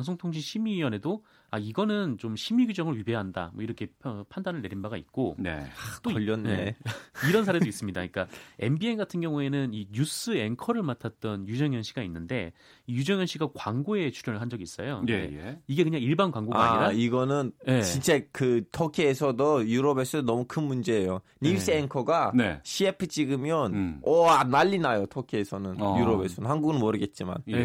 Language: Korean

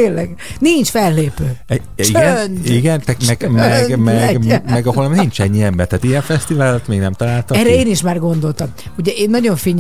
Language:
Hungarian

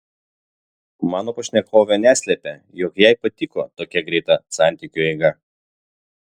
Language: Lithuanian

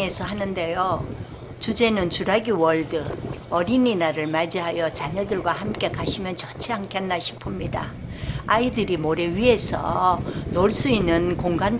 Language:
Korean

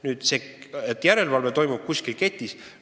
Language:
Estonian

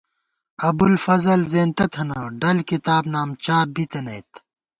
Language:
Gawar-Bati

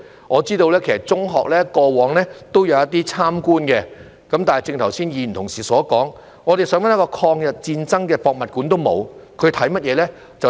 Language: Cantonese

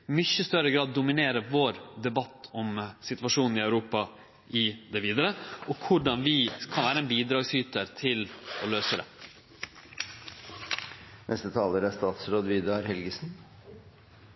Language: Norwegian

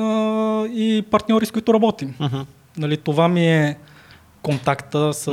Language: Bulgarian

